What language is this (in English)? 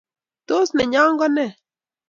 Kalenjin